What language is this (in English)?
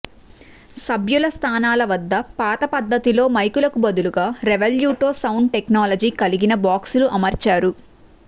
Telugu